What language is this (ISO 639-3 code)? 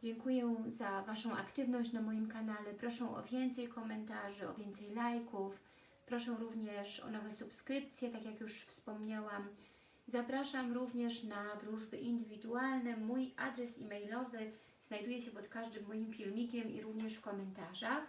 pol